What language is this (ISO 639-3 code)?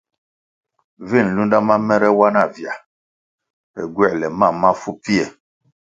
nmg